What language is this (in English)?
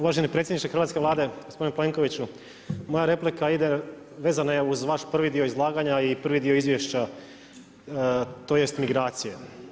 Croatian